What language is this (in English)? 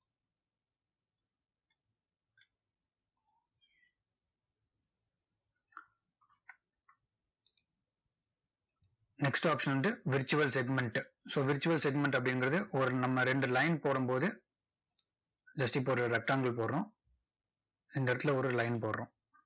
Tamil